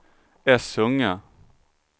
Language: Swedish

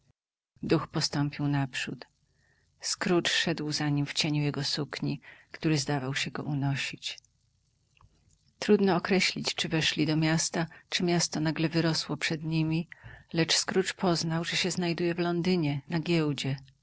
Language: Polish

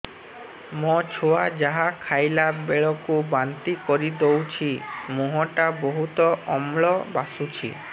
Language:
Odia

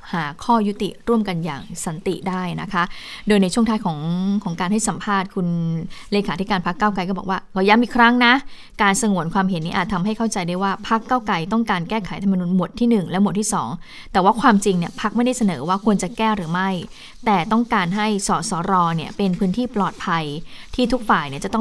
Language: Thai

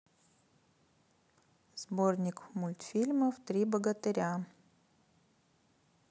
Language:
Russian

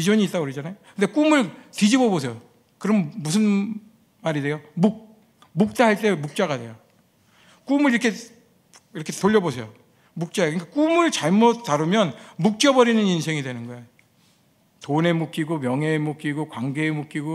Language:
Korean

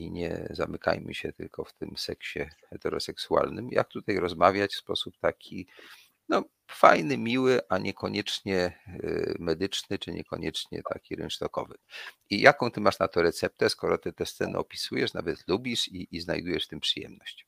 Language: Polish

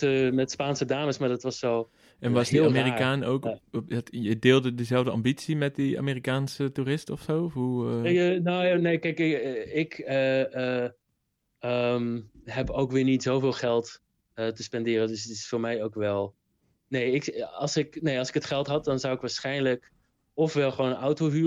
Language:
Dutch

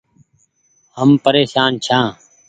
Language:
Goaria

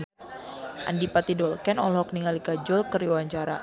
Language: Sundanese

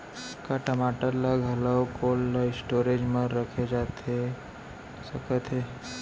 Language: Chhattisgarhi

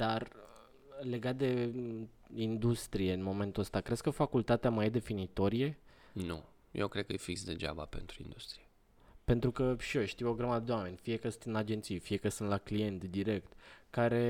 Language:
Romanian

